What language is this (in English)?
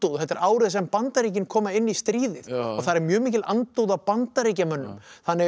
Icelandic